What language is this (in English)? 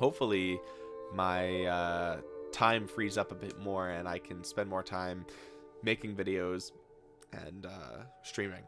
English